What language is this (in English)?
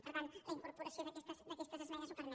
Catalan